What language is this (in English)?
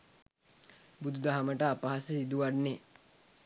Sinhala